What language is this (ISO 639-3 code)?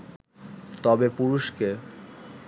ben